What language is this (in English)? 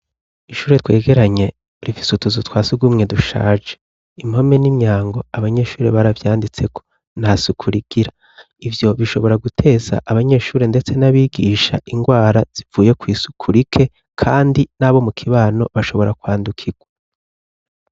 Rundi